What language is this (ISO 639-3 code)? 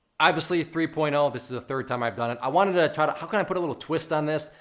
eng